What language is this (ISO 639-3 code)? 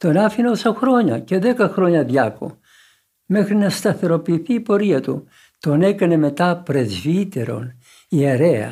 ell